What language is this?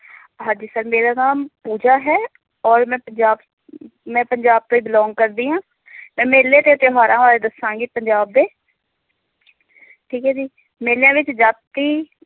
Punjabi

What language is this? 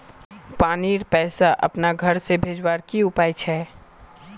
Magahi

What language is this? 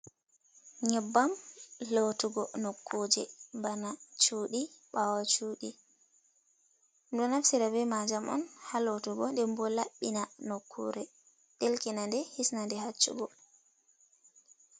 Fula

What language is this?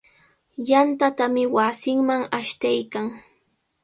Cajatambo North Lima Quechua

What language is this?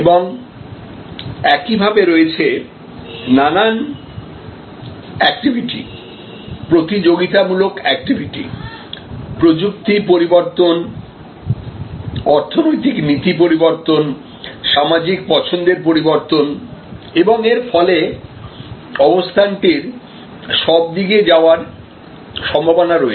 Bangla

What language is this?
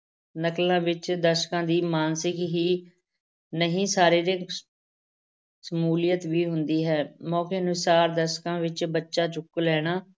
Punjabi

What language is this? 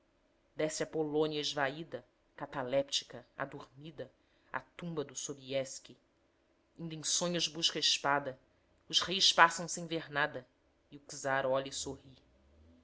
Portuguese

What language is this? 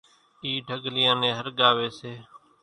Kachi Koli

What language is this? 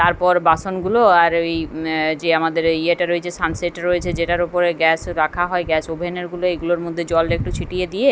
Bangla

